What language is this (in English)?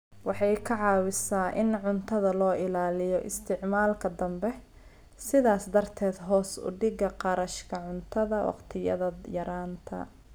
Somali